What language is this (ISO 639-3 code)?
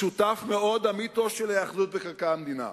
heb